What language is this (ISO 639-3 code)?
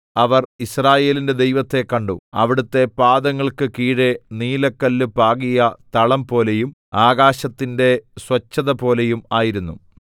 mal